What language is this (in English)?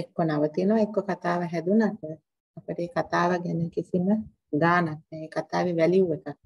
Thai